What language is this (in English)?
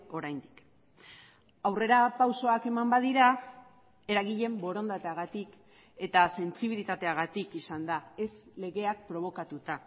Basque